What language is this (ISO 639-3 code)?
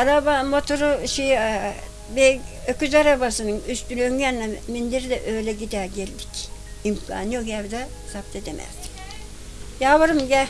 tur